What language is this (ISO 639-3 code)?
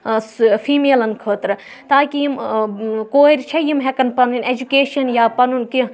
kas